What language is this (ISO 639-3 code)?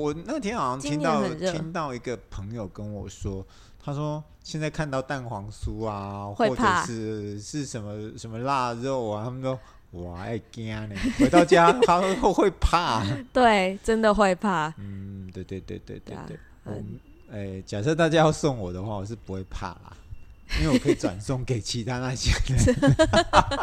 zho